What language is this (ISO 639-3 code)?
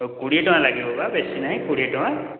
ori